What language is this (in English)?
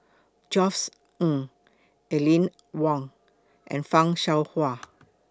English